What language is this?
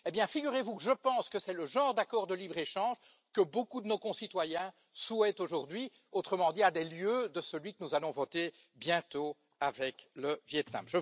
French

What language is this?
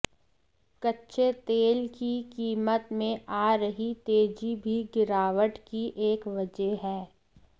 Hindi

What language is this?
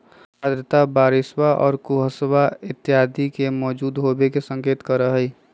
Magahi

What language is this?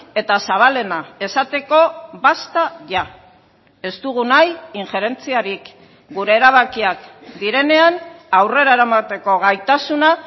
Basque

